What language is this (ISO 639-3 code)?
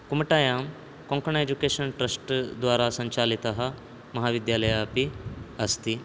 san